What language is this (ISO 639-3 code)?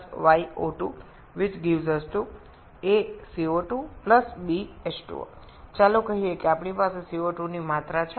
ben